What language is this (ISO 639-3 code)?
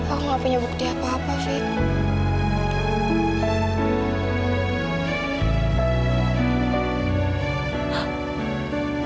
ind